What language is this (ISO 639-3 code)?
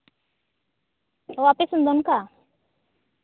sat